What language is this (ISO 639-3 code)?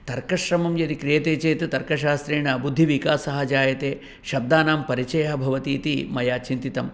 san